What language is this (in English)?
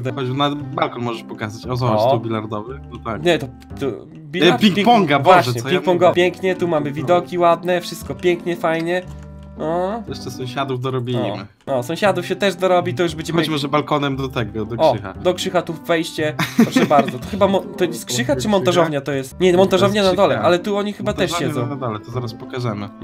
Polish